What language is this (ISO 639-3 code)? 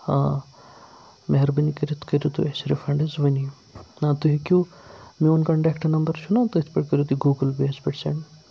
kas